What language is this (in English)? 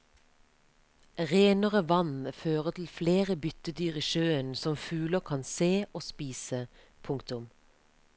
Norwegian